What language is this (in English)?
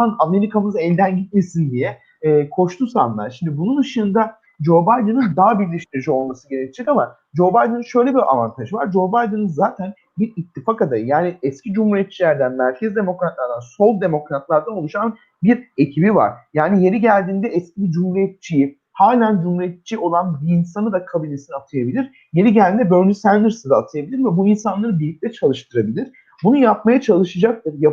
Turkish